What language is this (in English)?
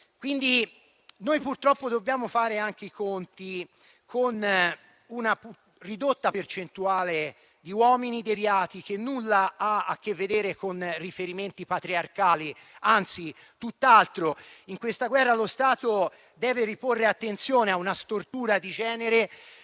Italian